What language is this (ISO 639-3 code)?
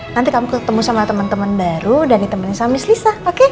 ind